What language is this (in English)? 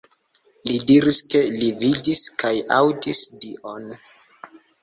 Esperanto